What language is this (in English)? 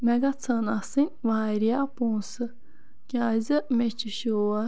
Kashmiri